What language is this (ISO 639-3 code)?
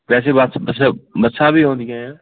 pan